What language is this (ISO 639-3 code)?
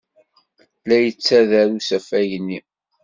kab